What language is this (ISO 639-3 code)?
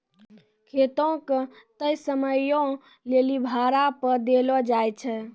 mai